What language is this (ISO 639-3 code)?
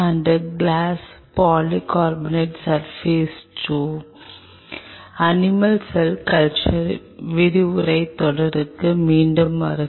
tam